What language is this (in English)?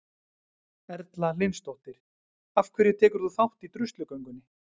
Icelandic